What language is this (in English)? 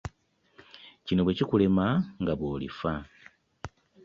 Ganda